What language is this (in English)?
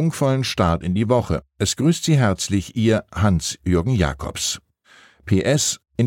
German